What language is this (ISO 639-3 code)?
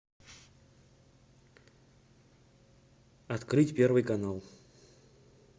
rus